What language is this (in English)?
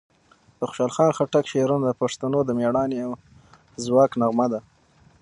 Pashto